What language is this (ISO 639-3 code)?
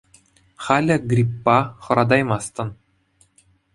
chv